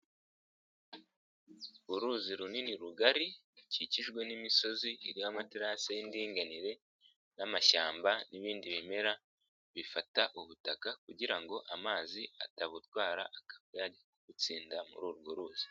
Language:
Kinyarwanda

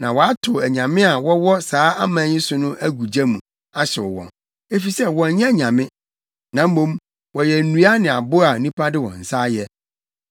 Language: Akan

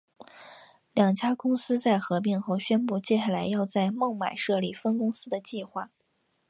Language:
Chinese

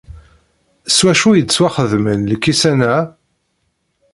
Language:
Kabyle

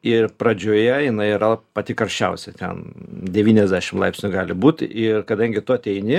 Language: Lithuanian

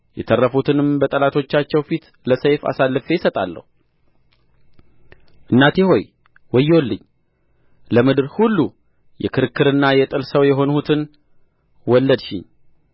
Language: Amharic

